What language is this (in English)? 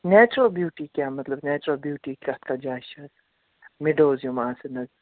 Kashmiri